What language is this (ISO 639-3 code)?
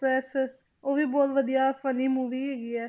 pan